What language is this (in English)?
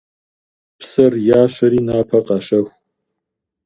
Kabardian